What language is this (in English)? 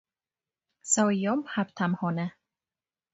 Amharic